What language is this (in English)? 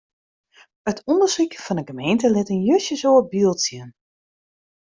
Western Frisian